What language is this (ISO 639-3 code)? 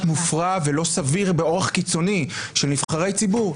heb